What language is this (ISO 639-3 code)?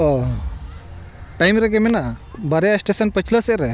sat